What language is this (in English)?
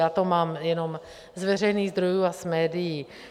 Czech